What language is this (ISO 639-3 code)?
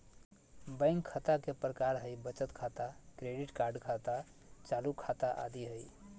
mag